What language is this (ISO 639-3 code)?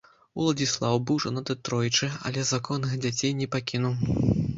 bel